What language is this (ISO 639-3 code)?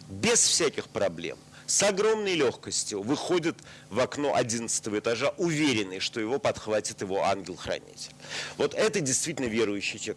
rus